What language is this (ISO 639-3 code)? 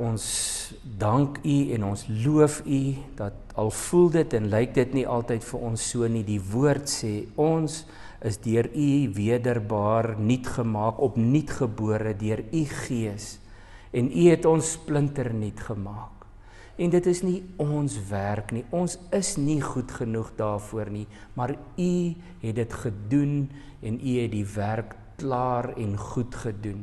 nld